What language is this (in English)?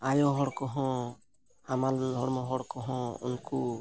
Santali